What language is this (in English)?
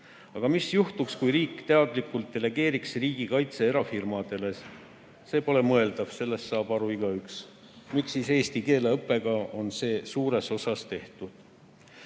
Estonian